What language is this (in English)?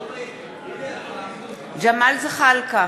Hebrew